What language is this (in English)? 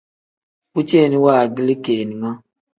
Tem